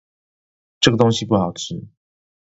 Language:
Chinese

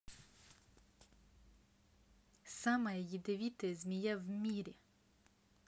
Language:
Russian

